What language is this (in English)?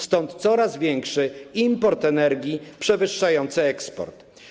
Polish